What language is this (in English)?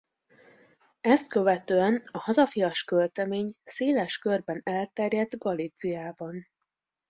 Hungarian